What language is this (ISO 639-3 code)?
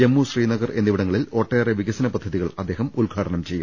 mal